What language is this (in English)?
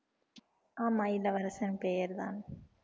Tamil